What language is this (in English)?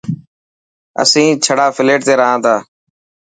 Dhatki